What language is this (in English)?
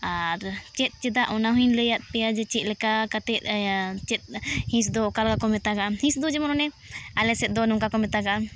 Santali